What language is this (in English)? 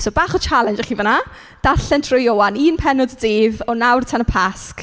Welsh